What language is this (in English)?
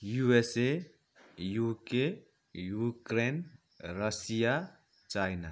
Nepali